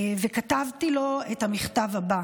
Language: Hebrew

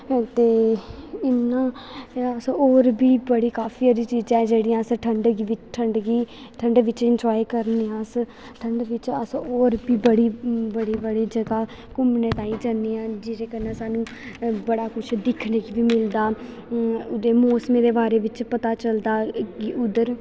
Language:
Dogri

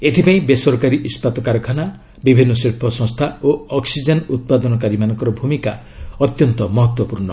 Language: Odia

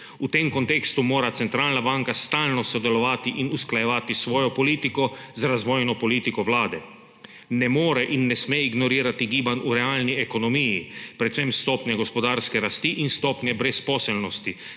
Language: Slovenian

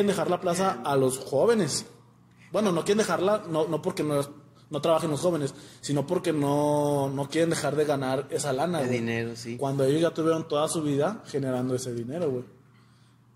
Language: Spanish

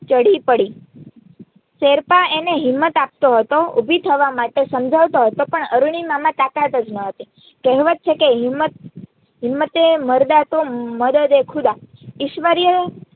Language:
Gujarati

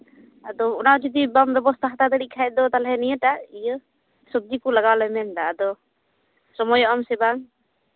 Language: Santali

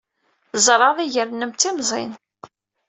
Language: Kabyle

